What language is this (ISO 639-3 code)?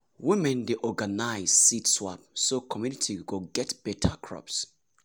pcm